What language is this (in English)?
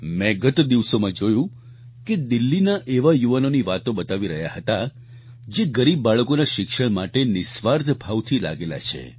Gujarati